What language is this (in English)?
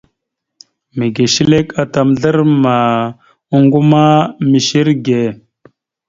Mada (Cameroon)